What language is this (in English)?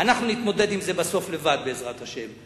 Hebrew